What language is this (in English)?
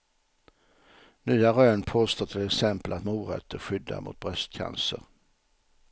Swedish